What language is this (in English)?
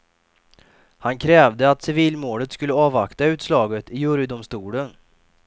Swedish